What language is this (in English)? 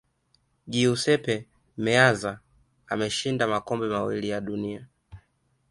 Swahili